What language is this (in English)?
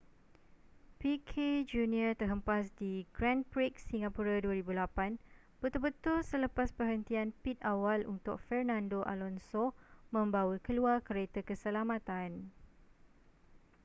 Malay